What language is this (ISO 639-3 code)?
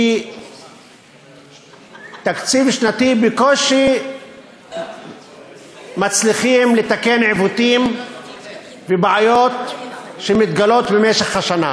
heb